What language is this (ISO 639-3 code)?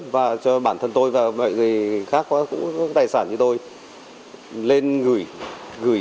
vie